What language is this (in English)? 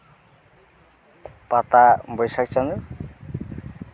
Santali